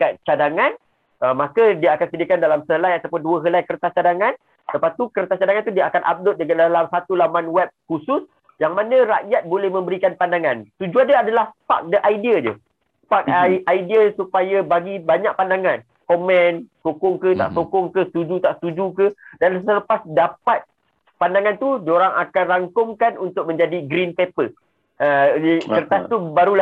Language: Malay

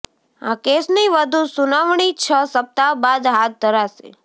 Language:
Gujarati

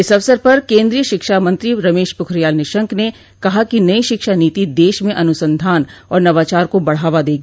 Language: Hindi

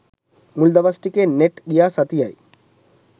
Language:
Sinhala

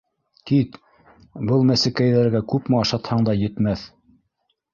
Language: Bashkir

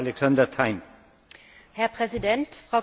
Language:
German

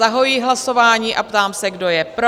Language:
Czech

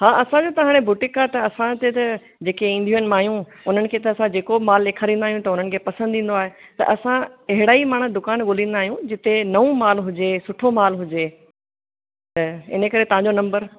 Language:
Sindhi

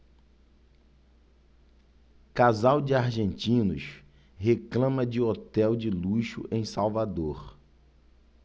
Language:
Portuguese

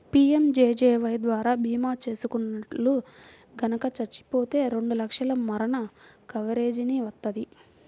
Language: Telugu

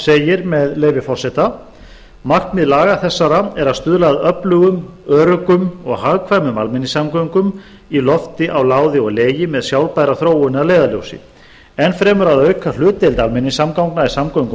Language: Icelandic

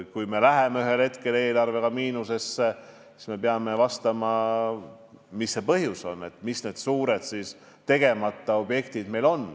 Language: Estonian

